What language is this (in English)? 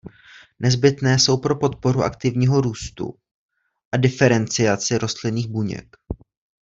Czech